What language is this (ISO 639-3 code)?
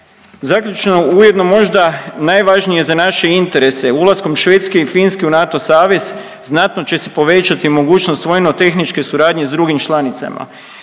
hrv